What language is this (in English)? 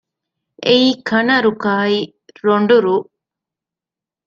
Divehi